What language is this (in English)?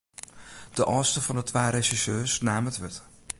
Western Frisian